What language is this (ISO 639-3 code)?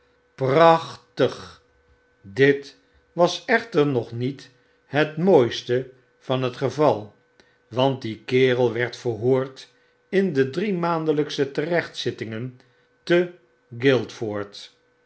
nld